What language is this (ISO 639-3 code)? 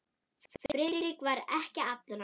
isl